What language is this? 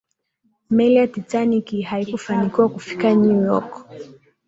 Swahili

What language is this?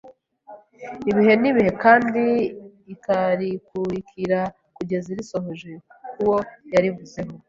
Kinyarwanda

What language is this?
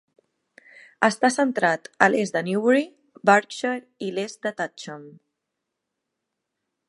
Catalan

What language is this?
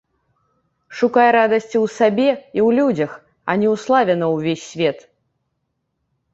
Belarusian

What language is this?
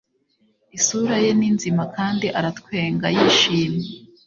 Kinyarwanda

